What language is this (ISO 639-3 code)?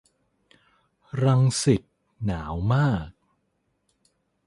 tha